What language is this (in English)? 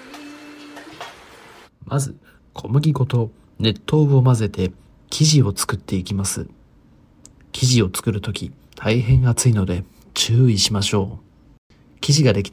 Japanese